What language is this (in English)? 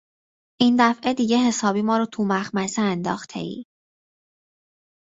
Persian